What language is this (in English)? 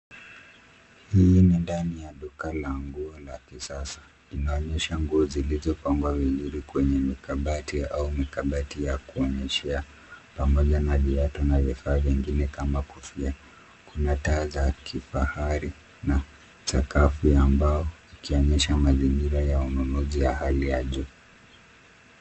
Swahili